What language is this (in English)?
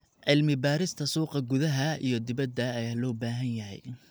Somali